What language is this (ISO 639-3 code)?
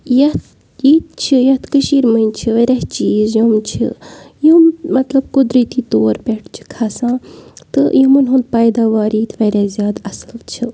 kas